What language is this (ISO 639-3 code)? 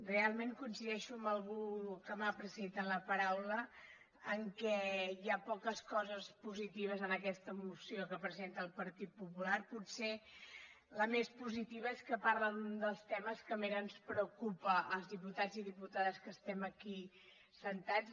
cat